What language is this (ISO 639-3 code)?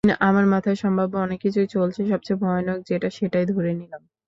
ben